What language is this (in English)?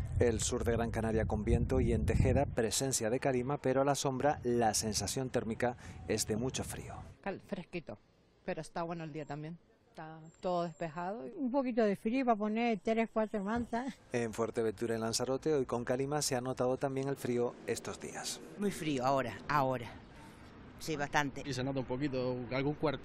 Spanish